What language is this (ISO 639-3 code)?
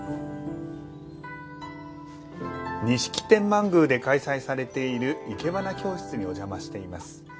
jpn